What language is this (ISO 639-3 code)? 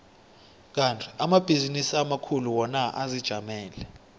nbl